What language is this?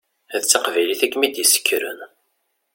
Kabyle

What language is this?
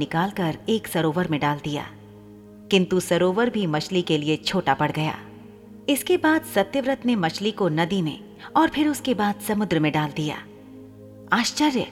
Hindi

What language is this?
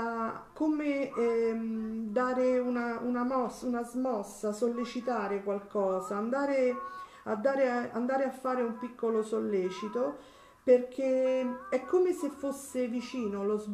Italian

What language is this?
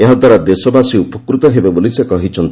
Odia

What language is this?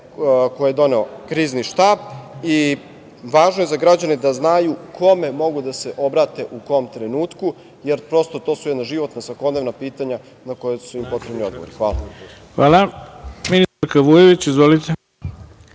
Serbian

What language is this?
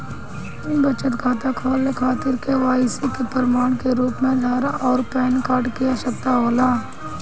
Bhojpuri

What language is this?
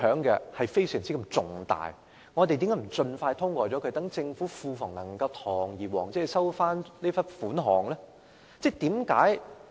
Cantonese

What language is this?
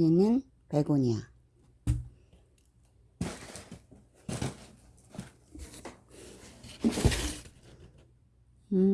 Korean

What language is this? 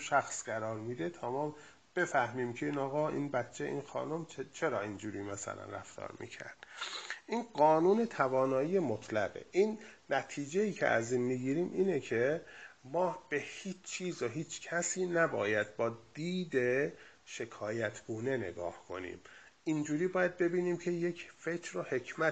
Persian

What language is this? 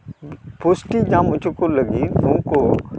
Santali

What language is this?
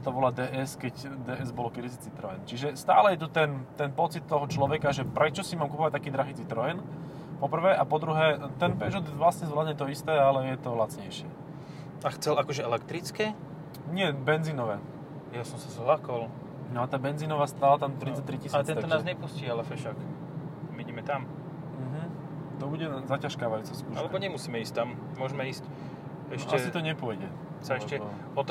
Slovak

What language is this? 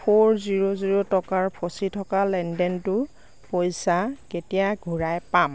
Assamese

